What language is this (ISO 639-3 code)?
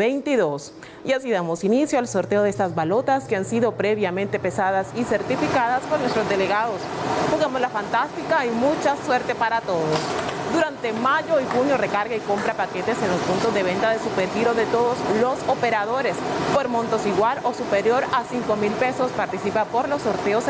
spa